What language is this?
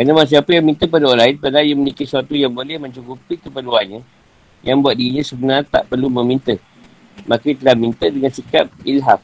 Malay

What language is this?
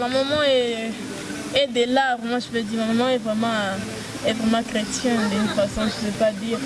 French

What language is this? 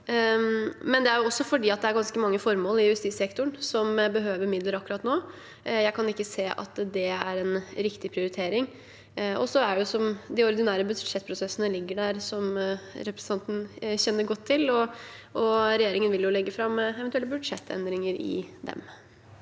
Norwegian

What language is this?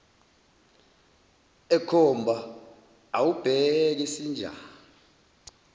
Zulu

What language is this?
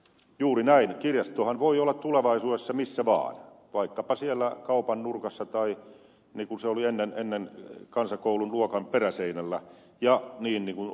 Finnish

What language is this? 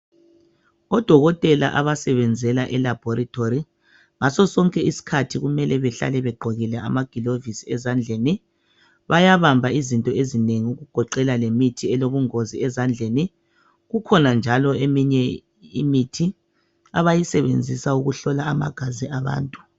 North Ndebele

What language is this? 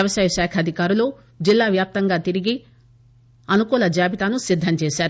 Telugu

